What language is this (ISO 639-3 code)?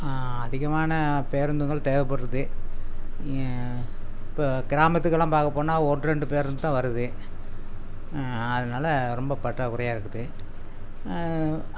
tam